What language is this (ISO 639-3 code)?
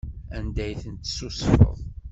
kab